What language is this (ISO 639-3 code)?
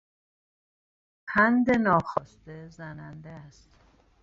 fas